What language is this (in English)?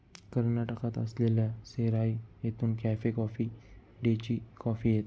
Marathi